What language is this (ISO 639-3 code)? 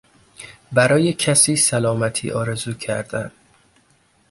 fas